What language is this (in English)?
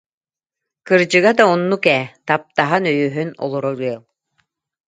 Yakut